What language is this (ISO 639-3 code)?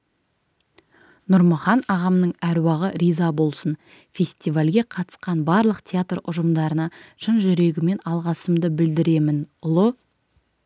kaz